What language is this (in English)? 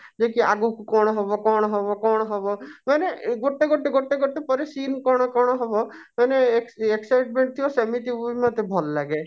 Odia